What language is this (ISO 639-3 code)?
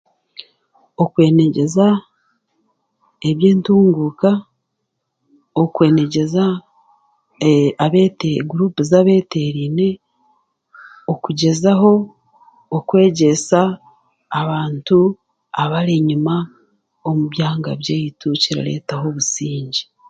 cgg